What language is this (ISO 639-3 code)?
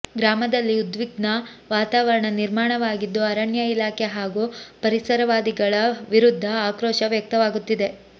kan